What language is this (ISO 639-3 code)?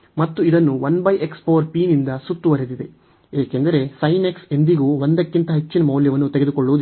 kan